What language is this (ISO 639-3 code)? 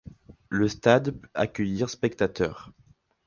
fra